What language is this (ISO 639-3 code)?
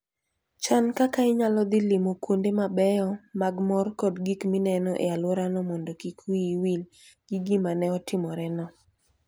luo